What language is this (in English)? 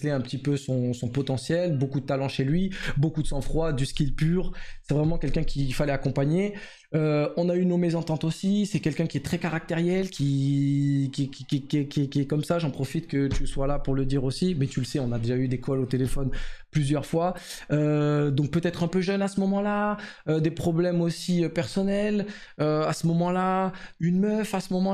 French